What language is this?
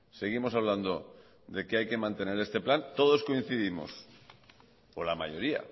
Spanish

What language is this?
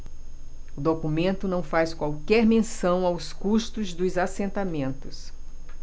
Portuguese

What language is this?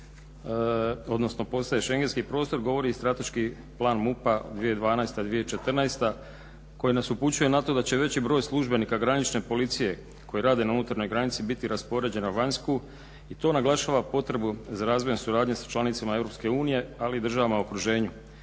Croatian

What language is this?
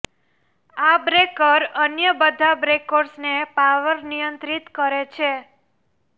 Gujarati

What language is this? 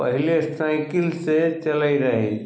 Maithili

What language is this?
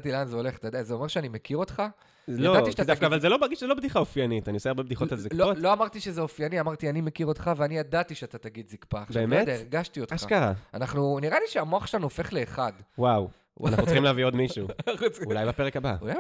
Hebrew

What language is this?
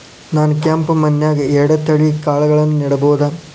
Kannada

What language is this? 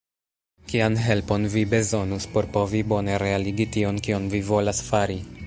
Esperanto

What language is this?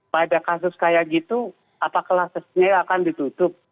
Indonesian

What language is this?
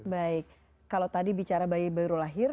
Indonesian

